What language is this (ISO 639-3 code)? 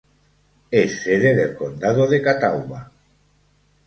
spa